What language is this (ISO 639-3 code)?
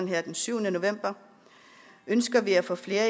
dan